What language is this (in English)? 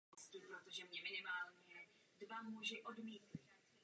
Czech